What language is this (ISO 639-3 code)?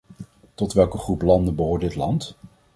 nld